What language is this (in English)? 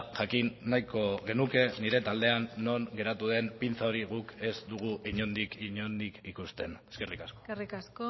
Basque